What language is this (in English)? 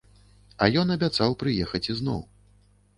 Belarusian